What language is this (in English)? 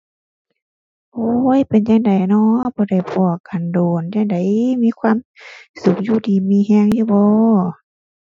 Thai